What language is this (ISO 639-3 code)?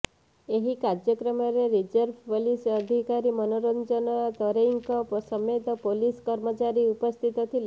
ori